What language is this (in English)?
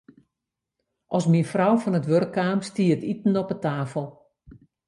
Western Frisian